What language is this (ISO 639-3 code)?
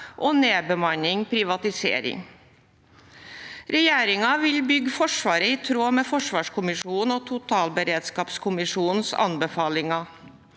nor